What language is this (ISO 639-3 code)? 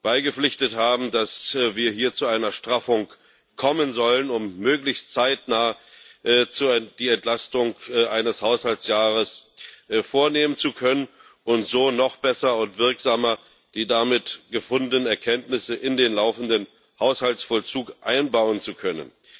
deu